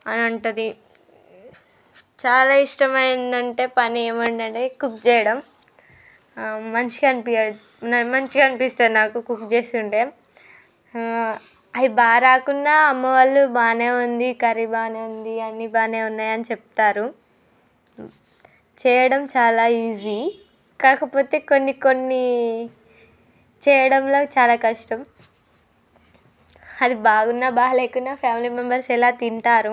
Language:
Telugu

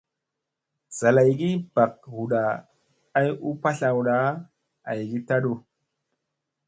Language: Musey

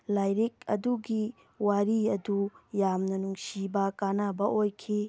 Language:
Manipuri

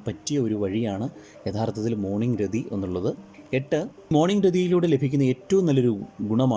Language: Malayalam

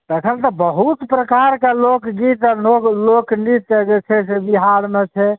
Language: Maithili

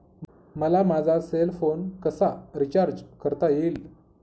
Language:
Marathi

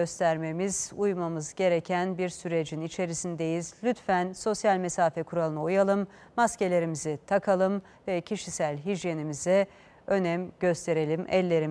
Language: Turkish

